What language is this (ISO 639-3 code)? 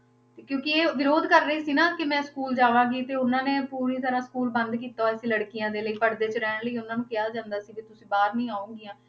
pan